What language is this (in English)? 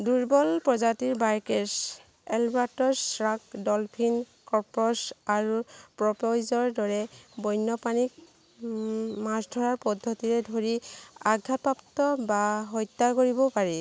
Assamese